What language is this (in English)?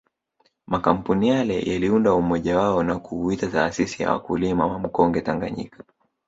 Swahili